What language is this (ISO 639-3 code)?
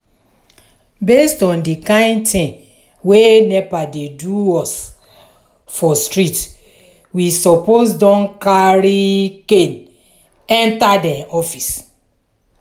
pcm